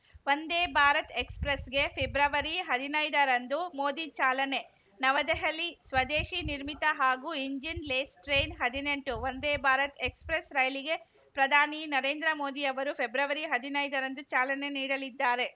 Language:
Kannada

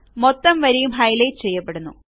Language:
Malayalam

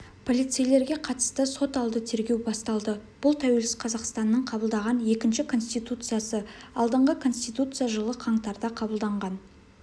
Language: Kazakh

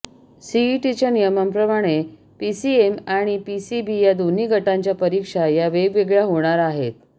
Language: Marathi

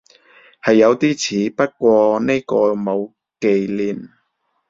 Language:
Cantonese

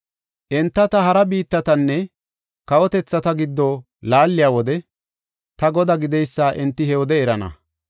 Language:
Gofa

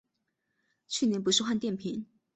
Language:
Chinese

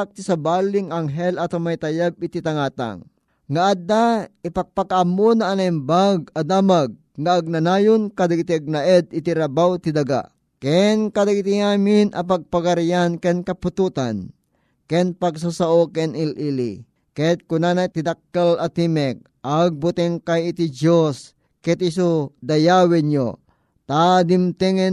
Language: Filipino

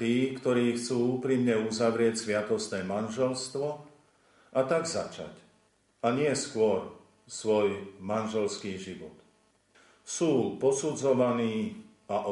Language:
Slovak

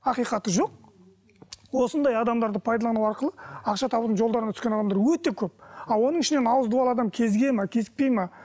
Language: Kazakh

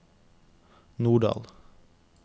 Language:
Norwegian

